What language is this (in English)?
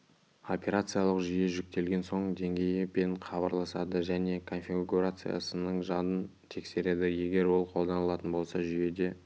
Kazakh